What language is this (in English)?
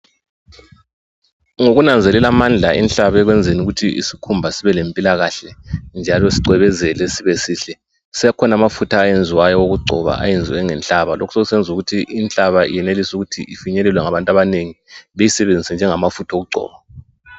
North Ndebele